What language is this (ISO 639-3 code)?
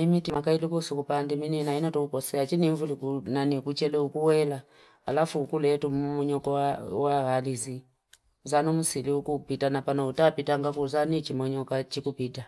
fip